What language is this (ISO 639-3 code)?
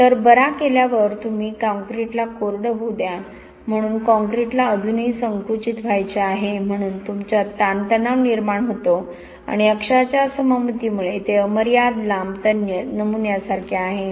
mar